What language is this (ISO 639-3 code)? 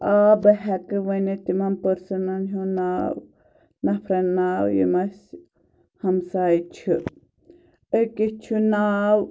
kas